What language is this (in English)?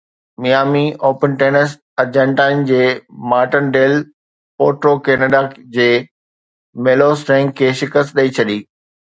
Sindhi